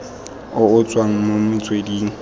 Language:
Tswana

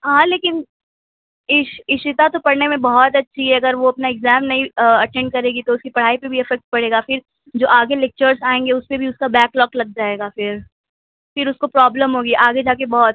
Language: Urdu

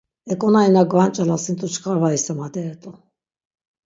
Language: Laz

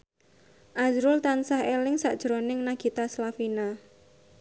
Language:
Javanese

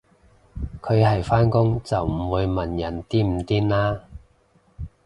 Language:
Cantonese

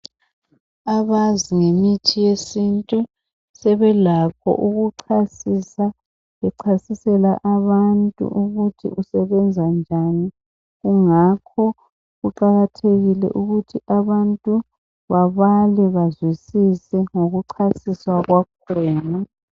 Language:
North Ndebele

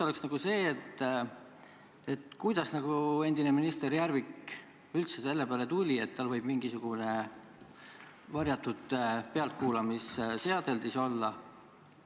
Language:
Estonian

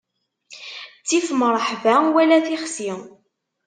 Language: Kabyle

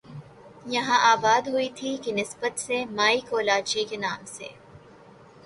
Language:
Urdu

